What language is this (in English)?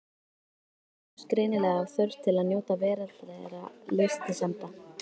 Icelandic